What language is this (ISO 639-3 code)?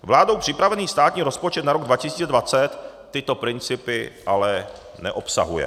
ces